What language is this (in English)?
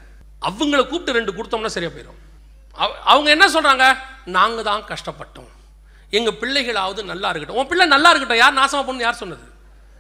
Tamil